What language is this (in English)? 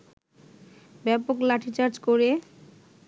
Bangla